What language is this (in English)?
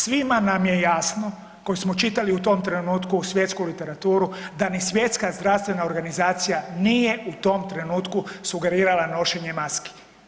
Croatian